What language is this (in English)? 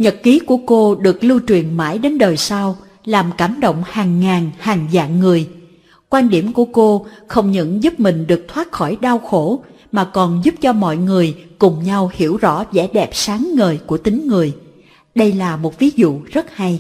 Vietnamese